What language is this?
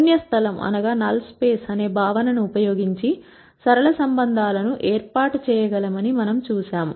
Telugu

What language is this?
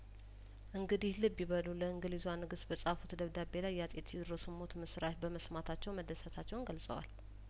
Amharic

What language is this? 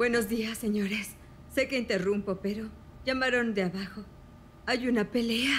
Spanish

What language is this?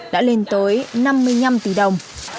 Vietnamese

